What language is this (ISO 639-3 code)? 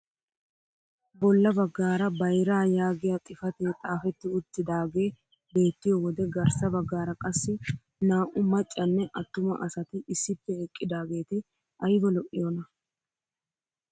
wal